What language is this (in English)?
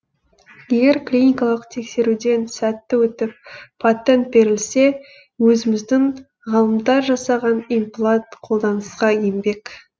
Kazakh